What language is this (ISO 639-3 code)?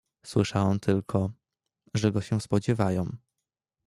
pol